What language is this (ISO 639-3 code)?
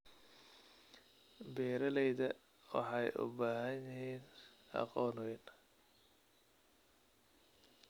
som